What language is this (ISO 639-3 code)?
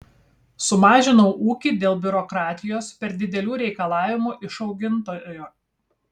lit